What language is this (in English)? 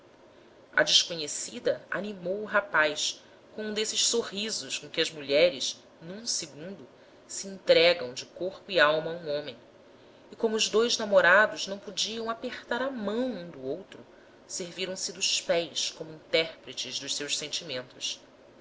Portuguese